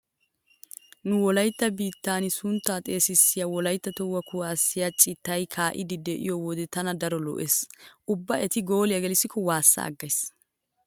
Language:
Wolaytta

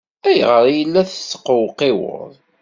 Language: Kabyle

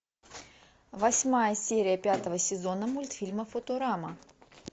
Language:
Russian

